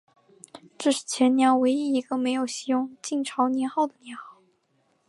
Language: Chinese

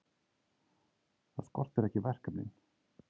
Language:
Icelandic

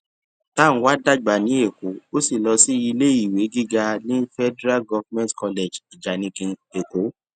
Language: Yoruba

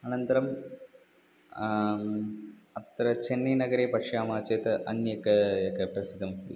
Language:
Sanskrit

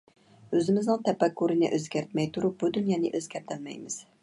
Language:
Uyghur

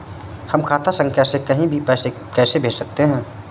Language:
Hindi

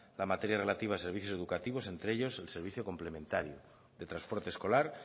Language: Spanish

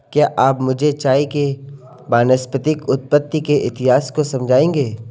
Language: Hindi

